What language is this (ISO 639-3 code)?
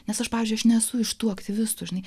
lit